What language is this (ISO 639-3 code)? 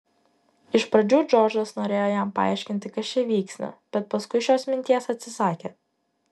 lit